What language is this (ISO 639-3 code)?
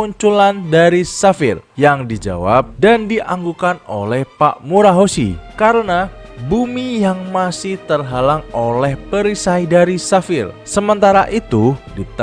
ind